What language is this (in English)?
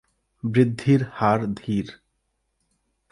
Bangla